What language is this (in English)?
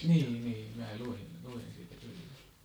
Finnish